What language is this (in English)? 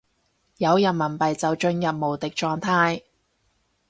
Cantonese